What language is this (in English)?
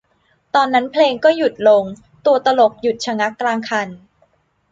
Thai